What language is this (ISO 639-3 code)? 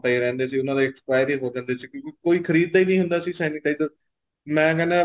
pan